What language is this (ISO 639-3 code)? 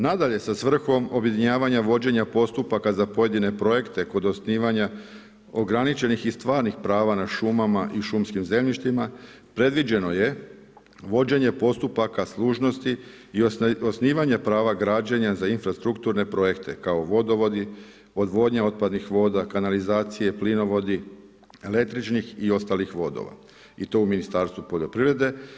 hrv